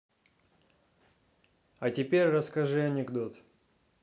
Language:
Russian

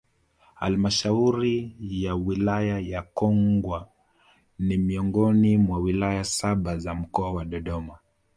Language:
Swahili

